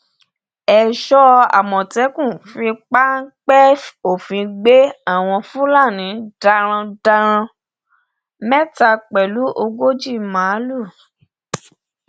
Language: Yoruba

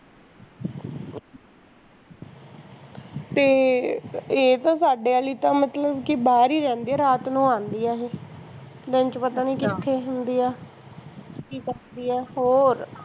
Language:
Punjabi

